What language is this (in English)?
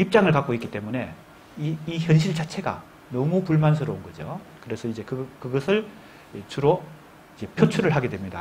Korean